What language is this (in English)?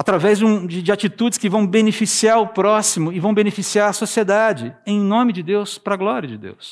Portuguese